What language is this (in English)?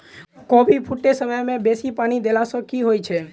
Maithili